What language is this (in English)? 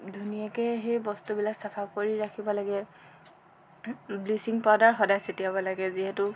Assamese